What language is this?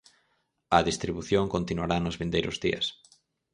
Galician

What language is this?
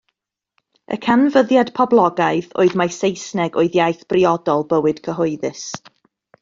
Welsh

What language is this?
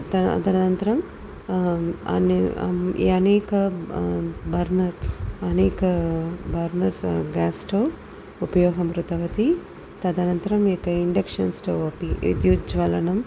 Sanskrit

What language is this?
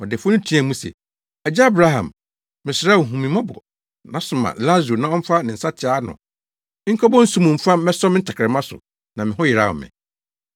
Akan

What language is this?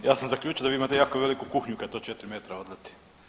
Croatian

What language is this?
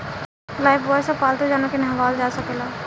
Bhojpuri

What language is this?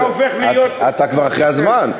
Hebrew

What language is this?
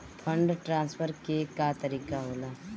Bhojpuri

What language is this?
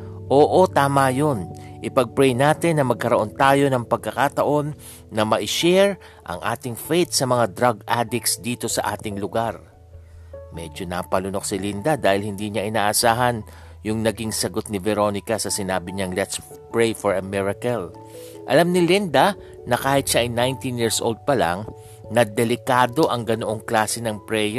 Filipino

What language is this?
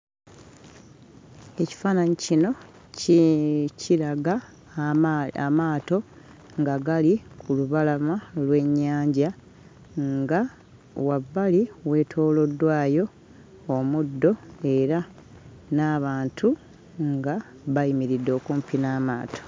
Ganda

